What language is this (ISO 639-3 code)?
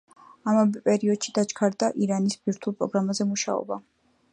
kat